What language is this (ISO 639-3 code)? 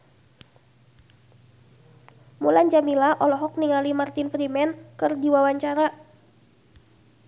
sun